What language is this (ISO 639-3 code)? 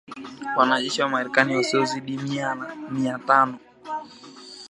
swa